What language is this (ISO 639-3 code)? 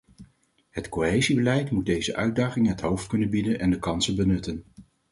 nld